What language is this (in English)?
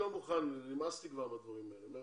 Hebrew